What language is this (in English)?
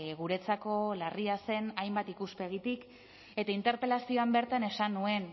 Basque